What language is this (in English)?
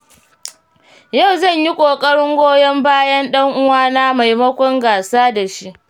Hausa